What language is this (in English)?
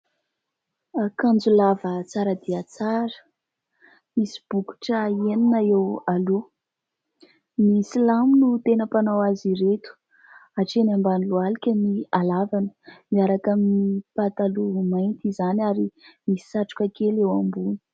Malagasy